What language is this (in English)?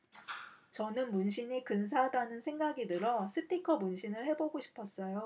Korean